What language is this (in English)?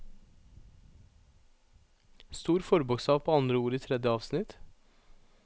Norwegian